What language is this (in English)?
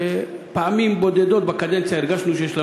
Hebrew